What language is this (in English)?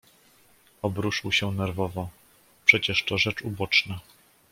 Polish